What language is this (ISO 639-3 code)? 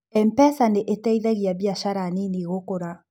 kik